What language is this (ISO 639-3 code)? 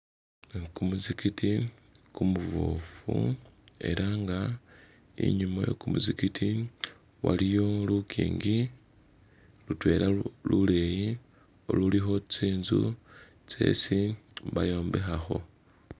myx